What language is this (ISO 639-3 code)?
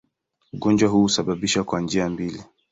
swa